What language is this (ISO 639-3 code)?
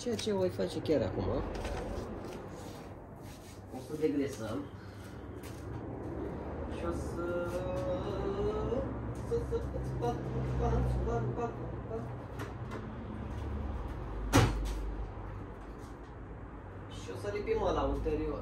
ron